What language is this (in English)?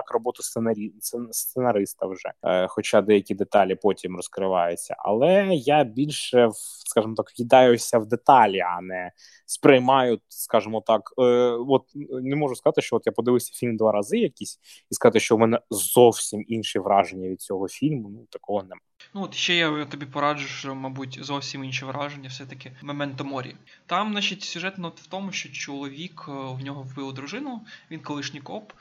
Ukrainian